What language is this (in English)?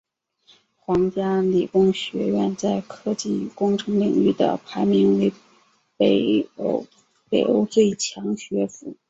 Chinese